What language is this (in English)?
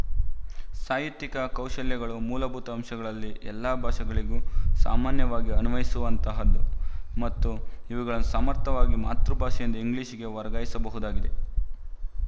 Kannada